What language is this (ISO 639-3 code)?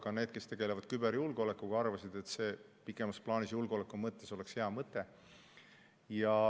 est